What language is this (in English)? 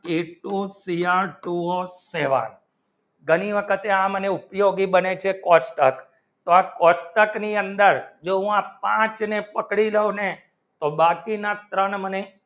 Gujarati